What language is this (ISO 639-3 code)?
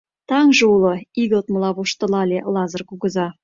chm